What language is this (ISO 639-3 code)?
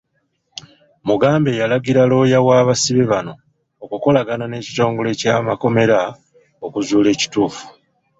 lug